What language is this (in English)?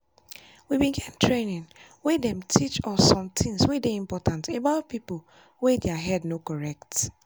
Nigerian Pidgin